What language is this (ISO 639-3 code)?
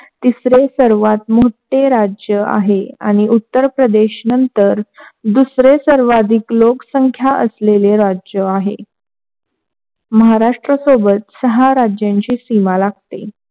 mar